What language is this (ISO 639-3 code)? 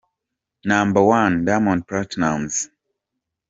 kin